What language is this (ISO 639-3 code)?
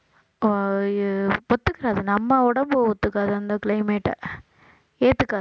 tam